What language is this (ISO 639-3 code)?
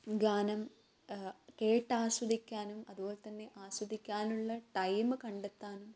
mal